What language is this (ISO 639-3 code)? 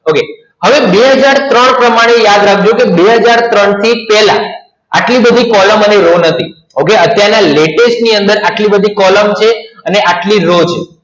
guj